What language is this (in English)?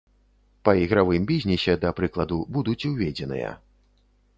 Belarusian